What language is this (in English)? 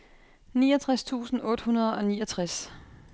Danish